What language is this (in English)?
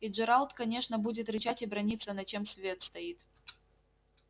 Russian